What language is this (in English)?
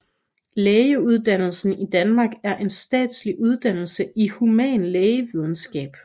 Danish